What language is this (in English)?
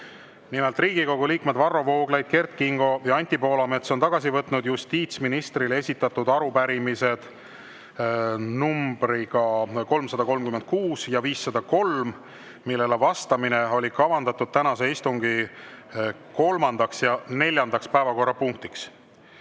Estonian